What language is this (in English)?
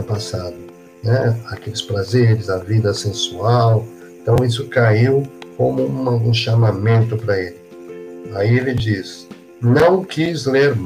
Portuguese